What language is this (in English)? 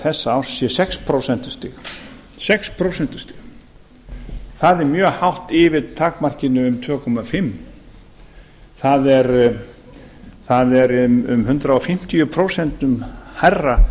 Icelandic